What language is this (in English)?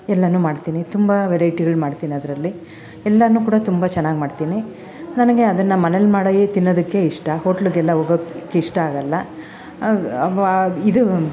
Kannada